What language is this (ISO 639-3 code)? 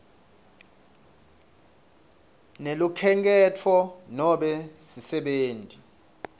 ssw